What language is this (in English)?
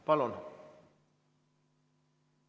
Estonian